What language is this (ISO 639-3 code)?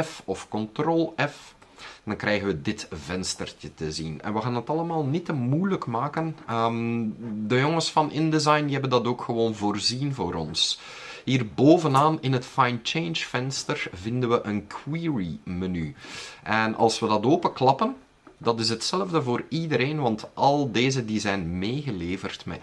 nld